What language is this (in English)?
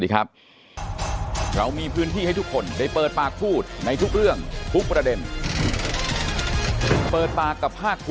Thai